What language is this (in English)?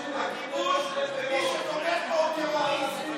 Hebrew